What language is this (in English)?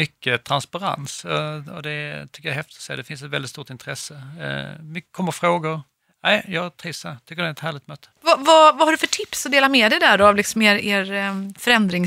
Swedish